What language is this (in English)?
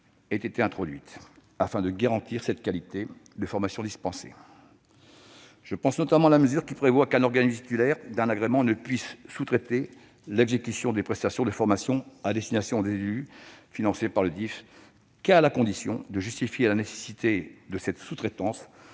French